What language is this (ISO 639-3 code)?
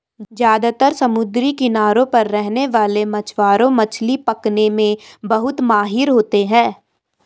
hin